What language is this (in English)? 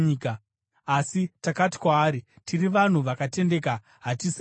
Shona